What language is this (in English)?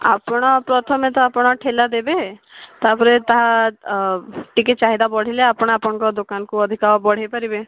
Odia